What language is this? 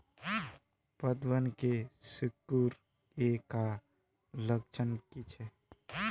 Magahi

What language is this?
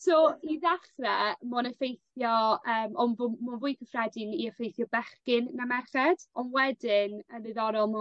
Welsh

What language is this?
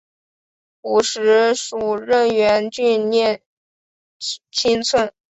Chinese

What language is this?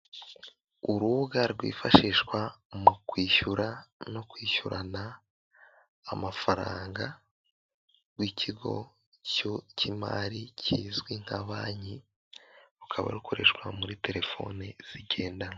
Kinyarwanda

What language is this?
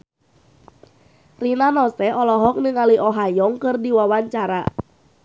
Sundanese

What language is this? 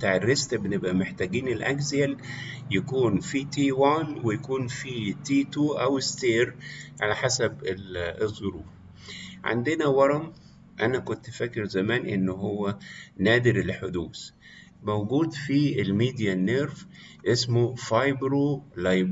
Arabic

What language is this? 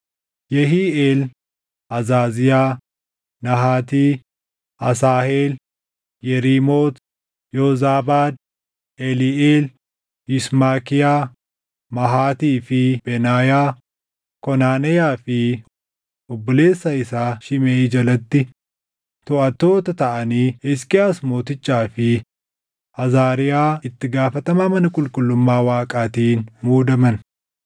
Oromo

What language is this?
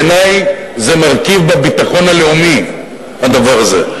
Hebrew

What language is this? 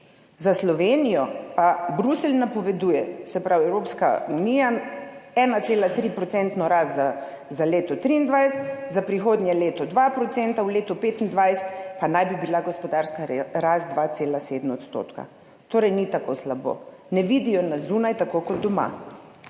Slovenian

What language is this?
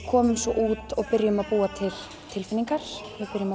Icelandic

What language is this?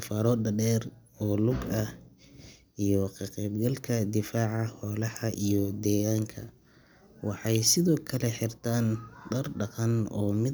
Somali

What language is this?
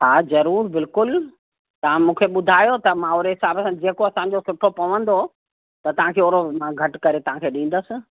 Sindhi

